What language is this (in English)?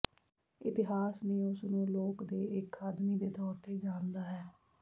Punjabi